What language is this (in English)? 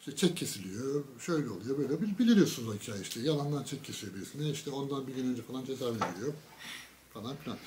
Turkish